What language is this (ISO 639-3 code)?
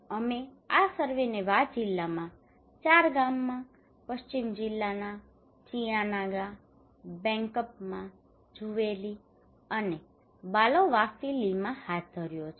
guj